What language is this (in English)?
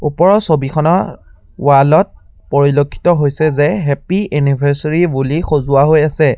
Assamese